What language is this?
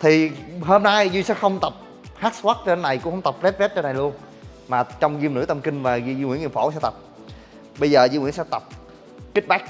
Vietnamese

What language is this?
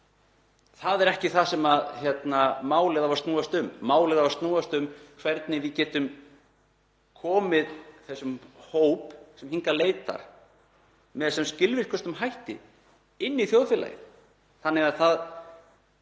Icelandic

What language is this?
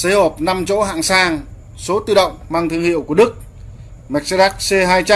Vietnamese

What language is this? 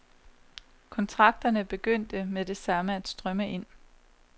Danish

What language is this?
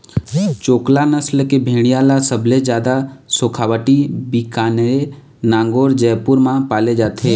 Chhattisgarhi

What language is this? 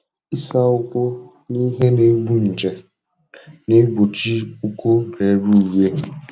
Igbo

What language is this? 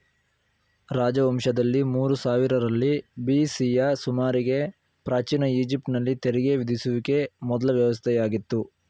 Kannada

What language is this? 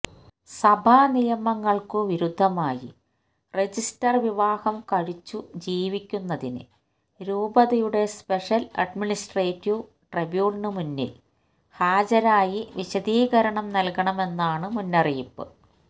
Malayalam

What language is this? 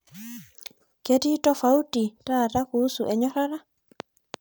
Masai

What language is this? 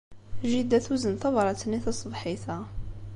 Kabyle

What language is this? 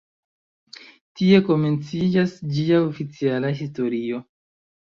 Esperanto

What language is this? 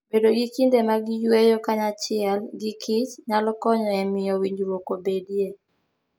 Luo (Kenya and Tanzania)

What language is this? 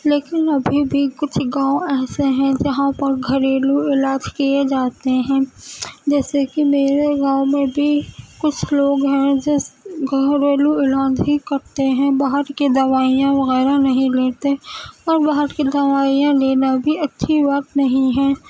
Urdu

